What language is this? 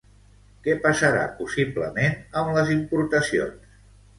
Catalan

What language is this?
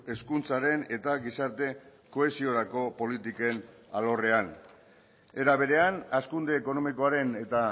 Basque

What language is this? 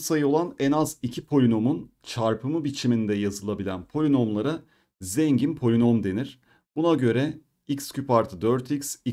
Turkish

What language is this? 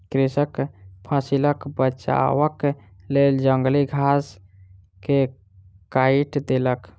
Maithili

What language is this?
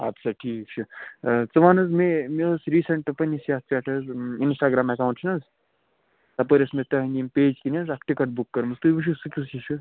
Kashmiri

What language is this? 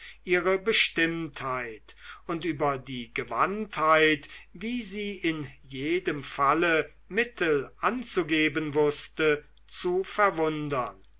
German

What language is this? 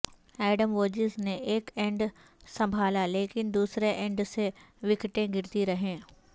Urdu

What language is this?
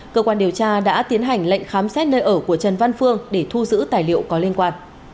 Vietnamese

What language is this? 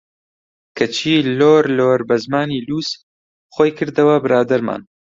Central Kurdish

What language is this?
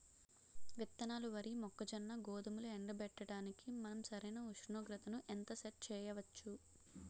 Telugu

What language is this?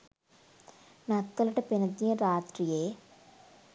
Sinhala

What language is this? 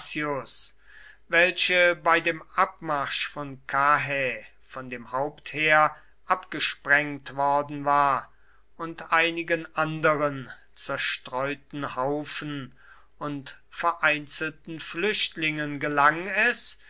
German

